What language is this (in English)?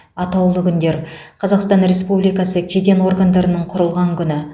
Kazakh